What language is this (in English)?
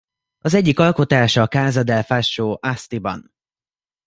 Hungarian